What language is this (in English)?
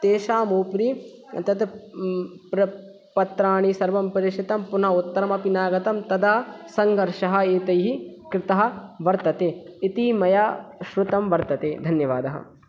Sanskrit